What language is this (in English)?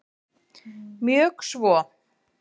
Icelandic